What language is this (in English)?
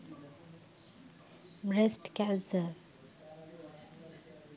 Sinhala